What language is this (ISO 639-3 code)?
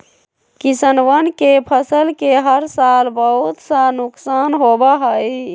mag